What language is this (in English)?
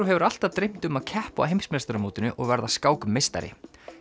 Icelandic